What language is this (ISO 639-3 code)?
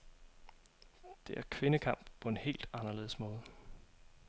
dan